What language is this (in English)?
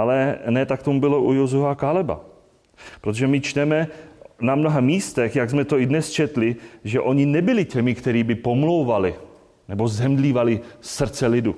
Czech